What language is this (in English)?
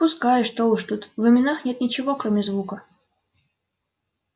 Russian